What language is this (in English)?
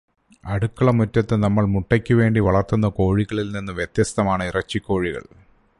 Malayalam